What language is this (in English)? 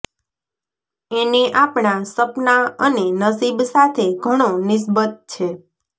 Gujarati